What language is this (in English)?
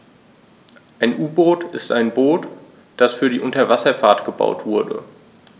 German